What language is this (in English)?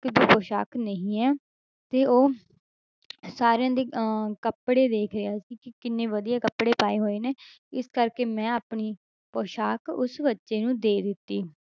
Punjabi